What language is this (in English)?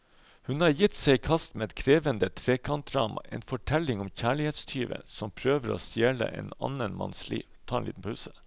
Norwegian